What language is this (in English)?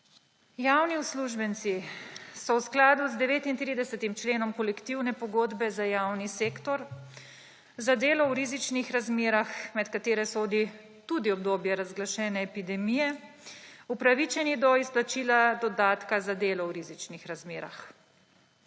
Slovenian